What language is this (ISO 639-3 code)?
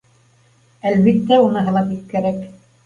bak